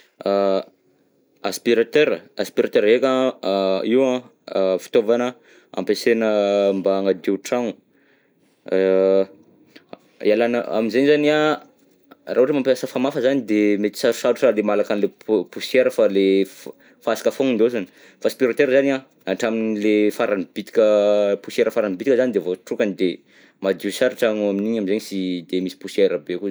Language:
Southern Betsimisaraka Malagasy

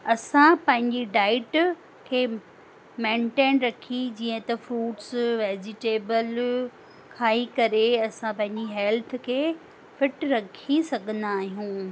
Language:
Sindhi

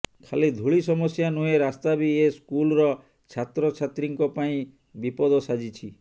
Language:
Odia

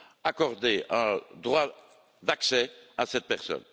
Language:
French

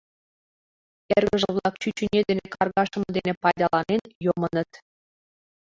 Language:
Mari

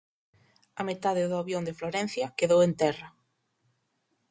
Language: Galician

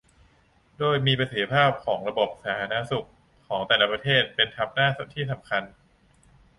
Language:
Thai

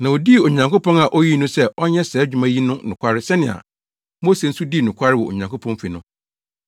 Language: Akan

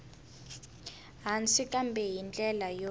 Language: Tsonga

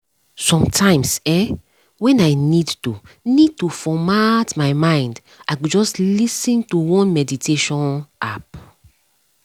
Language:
Nigerian Pidgin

